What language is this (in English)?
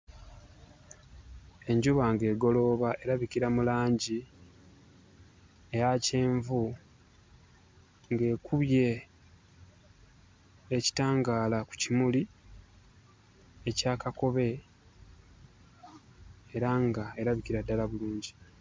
Ganda